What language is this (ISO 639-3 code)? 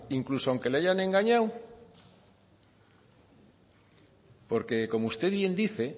spa